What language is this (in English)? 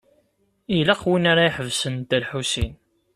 Kabyle